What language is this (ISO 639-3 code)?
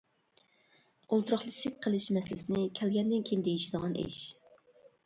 uig